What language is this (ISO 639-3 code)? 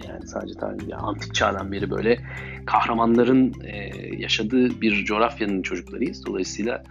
tur